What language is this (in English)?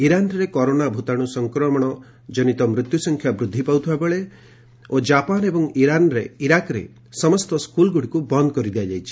Odia